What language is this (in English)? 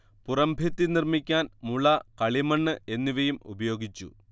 Malayalam